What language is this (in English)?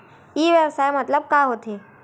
Chhattisgarhi